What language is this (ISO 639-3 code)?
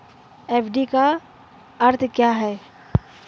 hin